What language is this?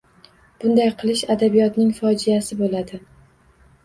Uzbek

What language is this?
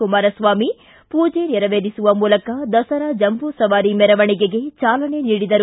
Kannada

